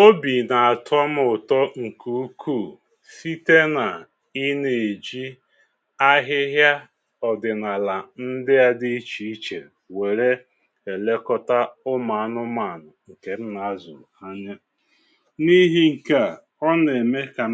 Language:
Igbo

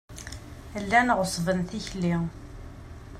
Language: Kabyle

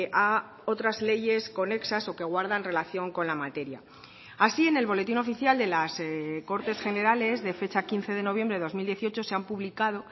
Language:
Spanish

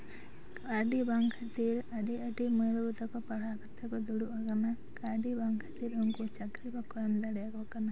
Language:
Santali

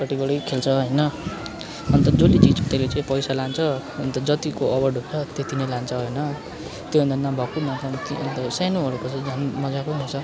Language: Nepali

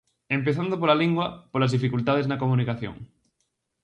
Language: Galician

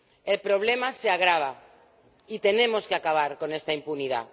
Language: Spanish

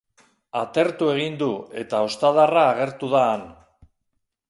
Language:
Basque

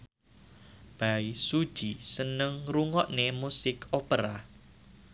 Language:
Javanese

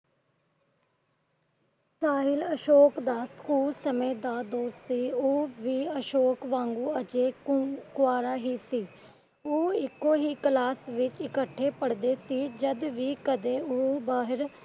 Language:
Punjabi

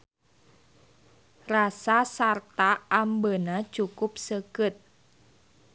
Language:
Sundanese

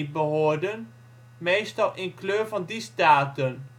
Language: Dutch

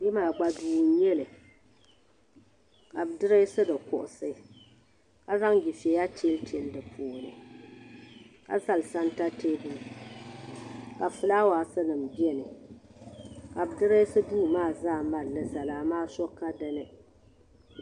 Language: Dagbani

